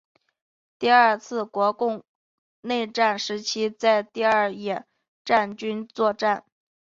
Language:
Chinese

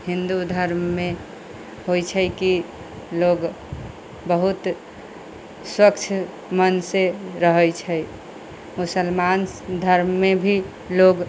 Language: Maithili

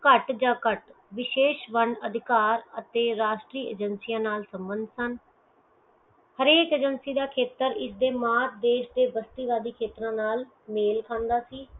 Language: Punjabi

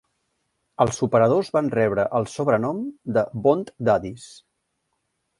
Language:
Catalan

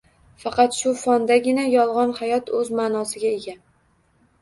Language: Uzbek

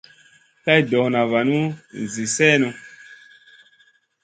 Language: Masana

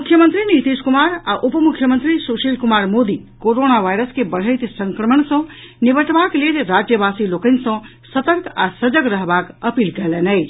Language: Maithili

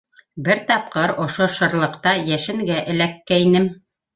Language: Bashkir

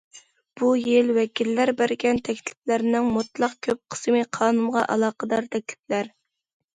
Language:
Uyghur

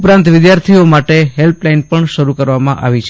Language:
Gujarati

